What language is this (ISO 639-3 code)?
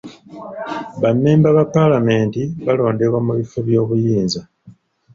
lug